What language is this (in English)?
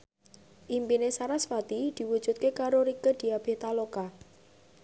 Javanese